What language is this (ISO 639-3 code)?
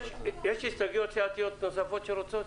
heb